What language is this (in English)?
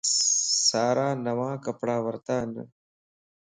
Lasi